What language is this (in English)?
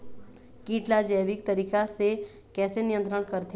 Chhattisgarhi